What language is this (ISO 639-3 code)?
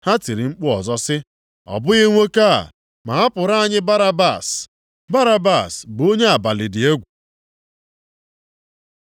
ibo